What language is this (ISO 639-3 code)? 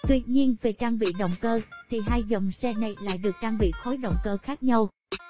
vie